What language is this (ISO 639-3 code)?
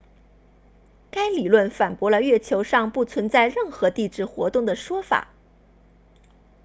zho